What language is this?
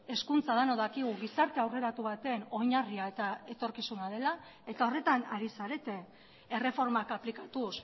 Basque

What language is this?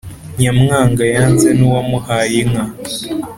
Kinyarwanda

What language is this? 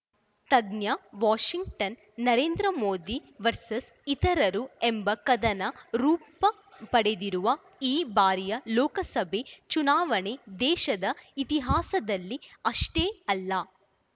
Kannada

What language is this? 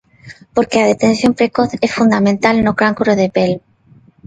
Galician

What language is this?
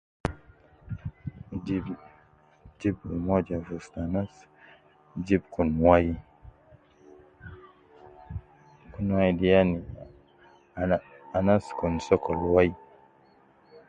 Nubi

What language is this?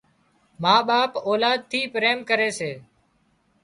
Wadiyara Koli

